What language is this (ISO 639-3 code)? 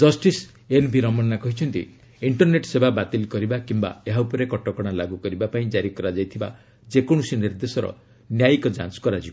ori